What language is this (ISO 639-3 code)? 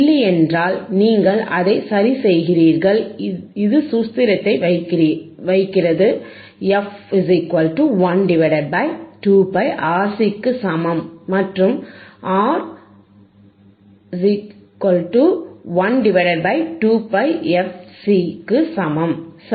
tam